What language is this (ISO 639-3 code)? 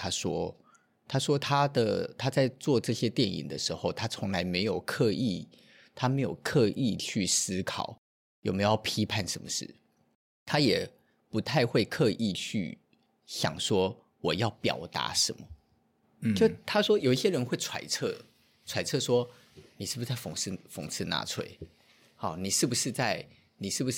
zho